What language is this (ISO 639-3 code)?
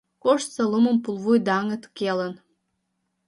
chm